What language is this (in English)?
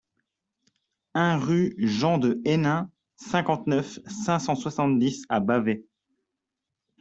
French